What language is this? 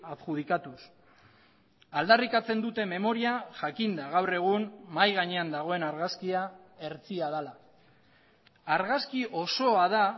Basque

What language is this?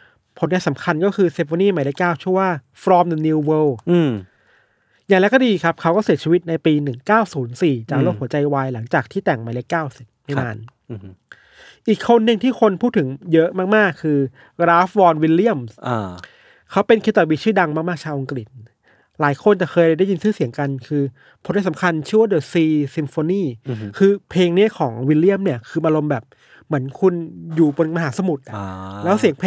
Thai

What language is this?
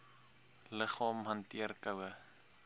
Afrikaans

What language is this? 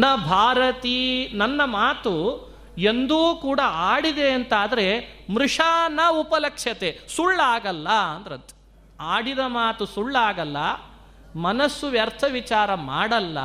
Kannada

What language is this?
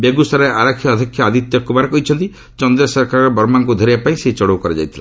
Odia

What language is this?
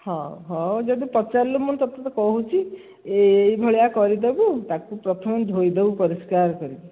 Odia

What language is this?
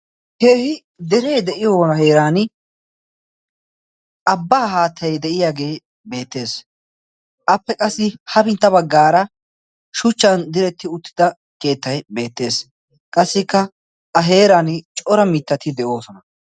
Wolaytta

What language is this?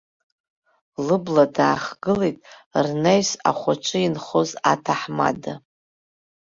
Abkhazian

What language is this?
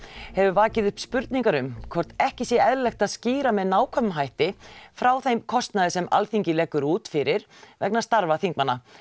Icelandic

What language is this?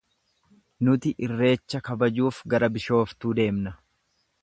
Oromo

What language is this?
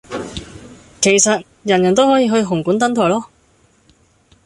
Cantonese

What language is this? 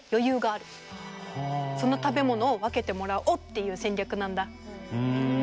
Japanese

